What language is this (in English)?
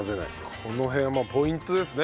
Japanese